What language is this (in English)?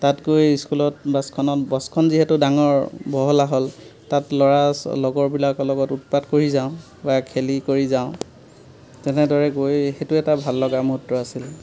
Assamese